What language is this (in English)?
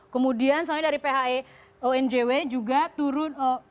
Indonesian